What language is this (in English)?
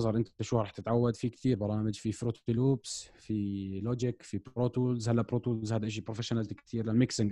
Arabic